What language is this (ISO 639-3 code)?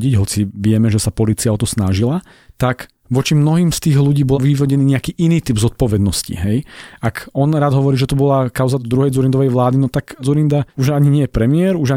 slk